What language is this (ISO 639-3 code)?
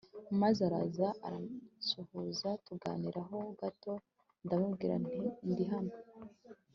kin